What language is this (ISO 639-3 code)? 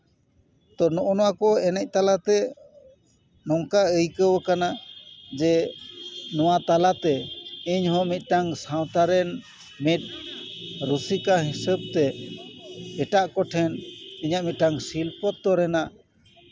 sat